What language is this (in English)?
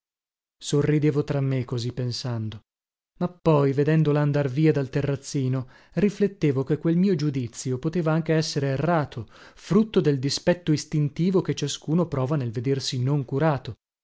Italian